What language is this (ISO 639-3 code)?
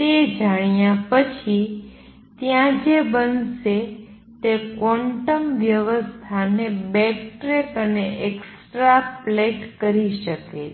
guj